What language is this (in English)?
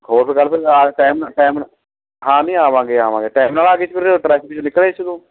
Punjabi